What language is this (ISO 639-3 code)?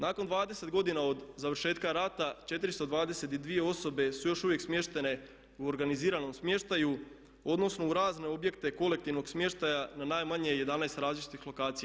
hrv